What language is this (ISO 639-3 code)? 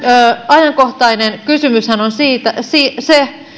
fin